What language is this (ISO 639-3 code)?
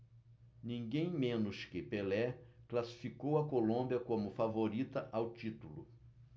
por